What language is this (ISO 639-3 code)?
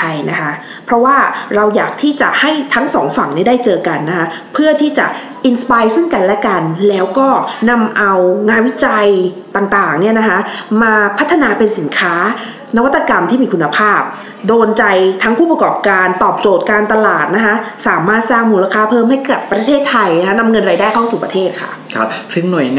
tha